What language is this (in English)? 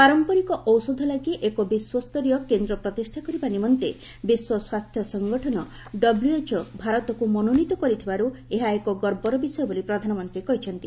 Odia